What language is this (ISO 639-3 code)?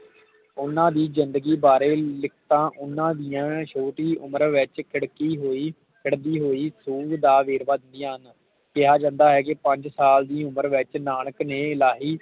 pan